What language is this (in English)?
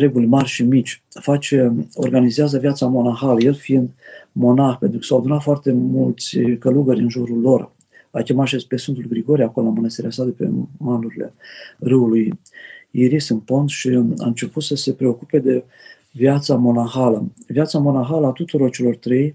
Romanian